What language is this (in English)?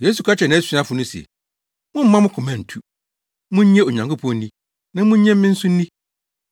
Akan